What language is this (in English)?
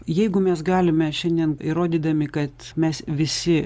Lithuanian